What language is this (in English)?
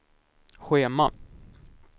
Swedish